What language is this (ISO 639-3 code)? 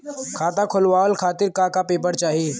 bho